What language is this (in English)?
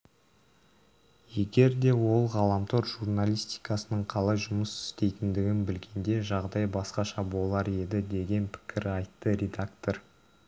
Kazakh